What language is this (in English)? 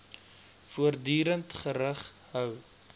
Afrikaans